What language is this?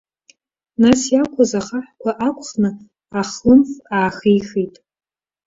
Abkhazian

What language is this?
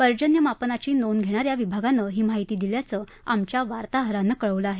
Marathi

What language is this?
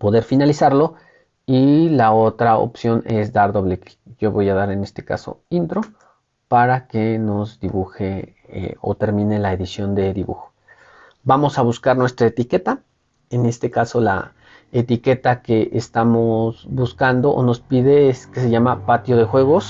Spanish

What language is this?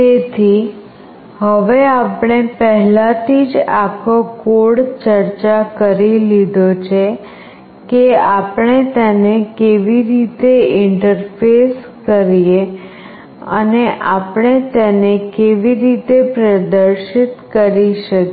Gujarati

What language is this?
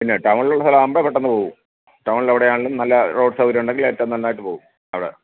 Malayalam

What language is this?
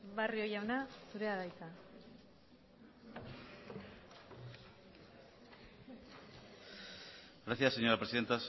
Basque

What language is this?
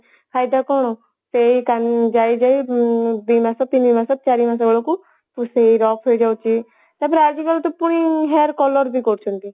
Odia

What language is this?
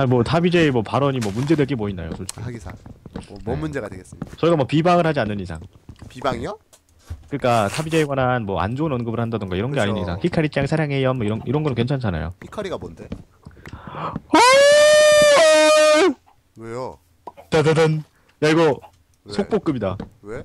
Korean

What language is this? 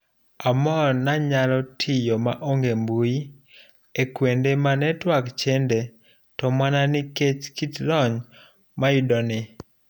Luo (Kenya and Tanzania)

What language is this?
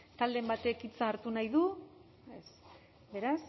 Basque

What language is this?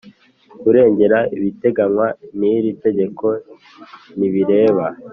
Kinyarwanda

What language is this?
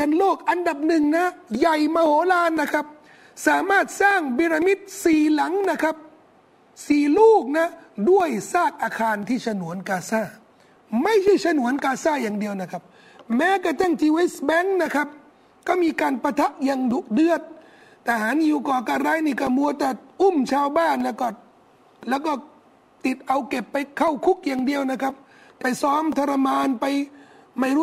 Thai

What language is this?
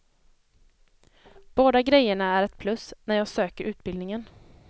Swedish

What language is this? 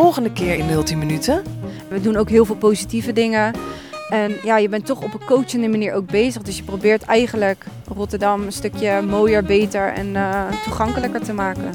Dutch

